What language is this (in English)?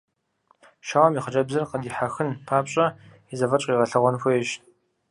Kabardian